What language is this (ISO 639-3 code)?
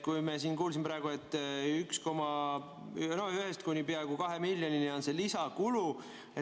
est